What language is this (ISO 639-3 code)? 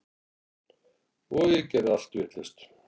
isl